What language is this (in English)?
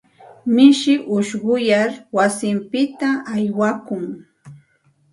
Santa Ana de Tusi Pasco Quechua